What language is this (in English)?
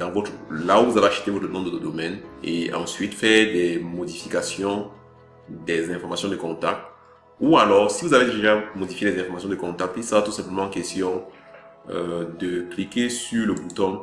French